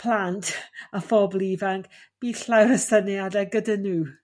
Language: Welsh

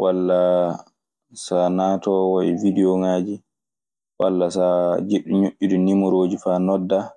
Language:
Maasina Fulfulde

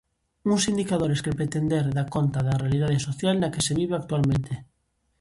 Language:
Galician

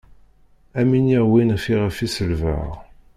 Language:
Kabyle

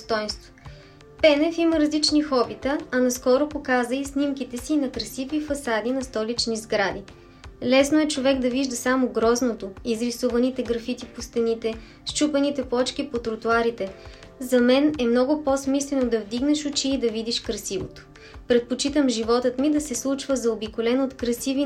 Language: Bulgarian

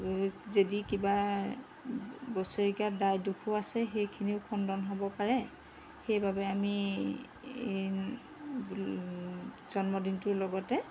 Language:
Assamese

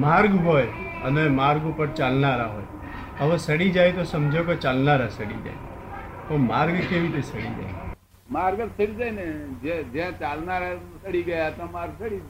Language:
Gujarati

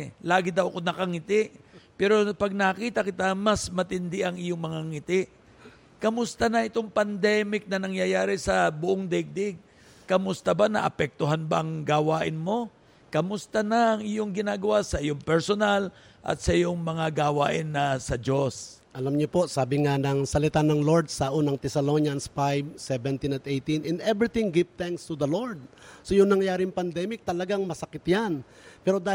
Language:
Filipino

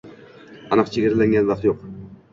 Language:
Uzbek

